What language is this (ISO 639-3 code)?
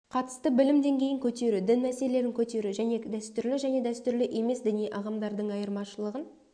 kaz